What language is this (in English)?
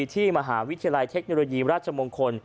Thai